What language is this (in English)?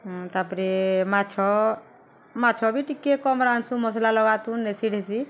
Odia